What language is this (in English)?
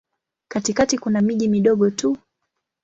Swahili